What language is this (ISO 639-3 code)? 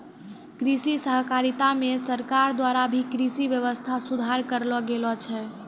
mai